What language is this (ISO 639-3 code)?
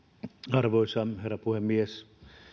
fin